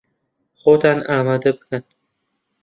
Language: Central Kurdish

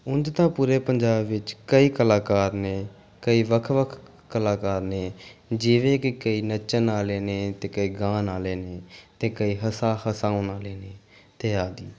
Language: Punjabi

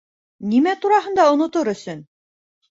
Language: Bashkir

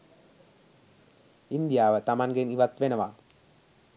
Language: Sinhala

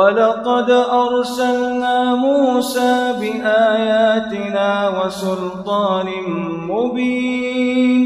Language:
Arabic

